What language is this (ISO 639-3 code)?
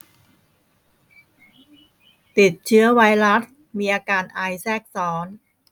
tha